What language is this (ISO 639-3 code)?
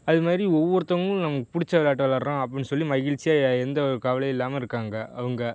tam